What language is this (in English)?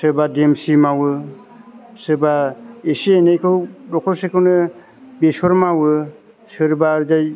Bodo